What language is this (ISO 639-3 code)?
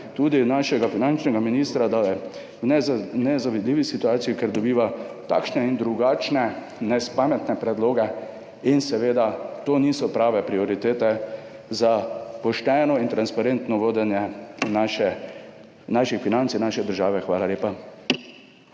slv